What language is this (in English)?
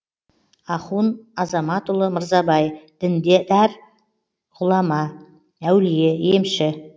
Kazakh